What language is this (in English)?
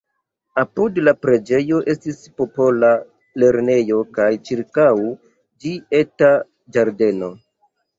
Esperanto